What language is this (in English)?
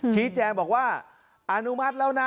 Thai